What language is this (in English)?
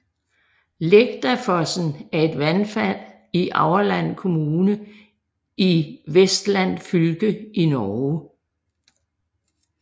Danish